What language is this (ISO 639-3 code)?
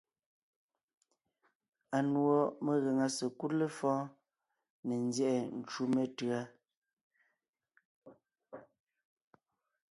nnh